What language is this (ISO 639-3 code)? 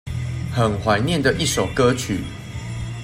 zho